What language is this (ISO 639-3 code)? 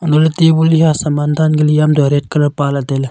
nnp